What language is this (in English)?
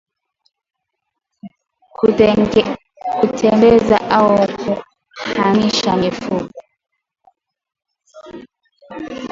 Swahili